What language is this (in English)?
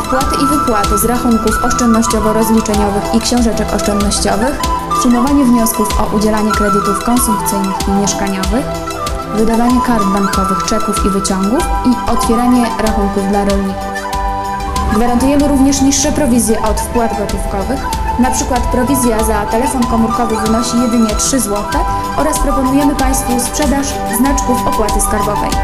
Polish